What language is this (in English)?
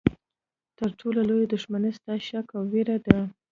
Pashto